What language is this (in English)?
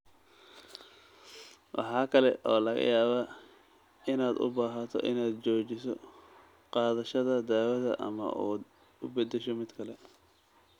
Somali